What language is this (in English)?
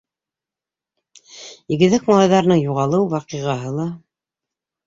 Bashkir